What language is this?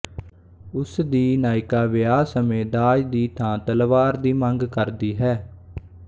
Punjabi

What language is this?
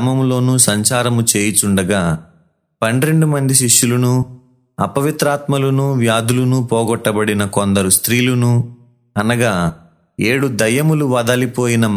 Telugu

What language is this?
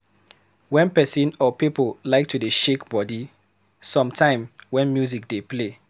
Nigerian Pidgin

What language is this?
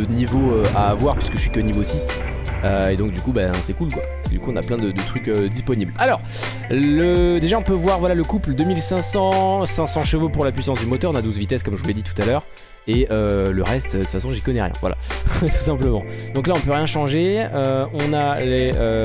French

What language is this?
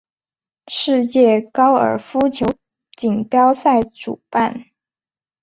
Chinese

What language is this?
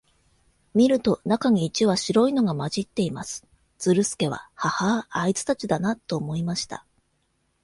Japanese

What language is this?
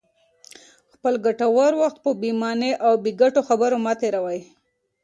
Pashto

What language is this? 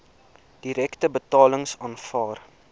Afrikaans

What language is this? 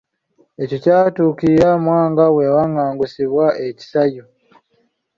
Ganda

